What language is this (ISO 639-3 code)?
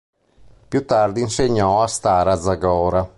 ita